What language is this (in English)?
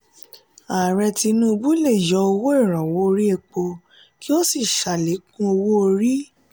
Yoruba